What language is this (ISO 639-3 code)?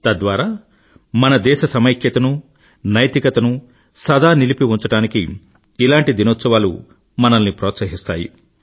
tel